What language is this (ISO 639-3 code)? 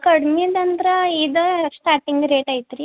kan